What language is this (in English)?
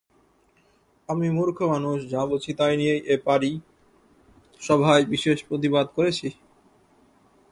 Bangla